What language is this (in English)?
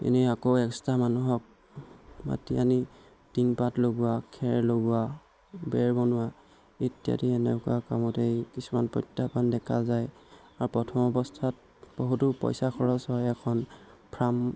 Assamese